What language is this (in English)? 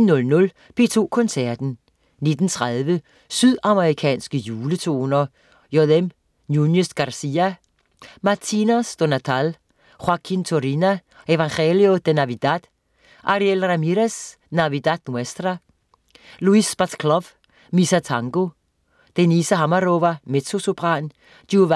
Danish